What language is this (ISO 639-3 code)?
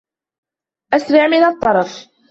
ara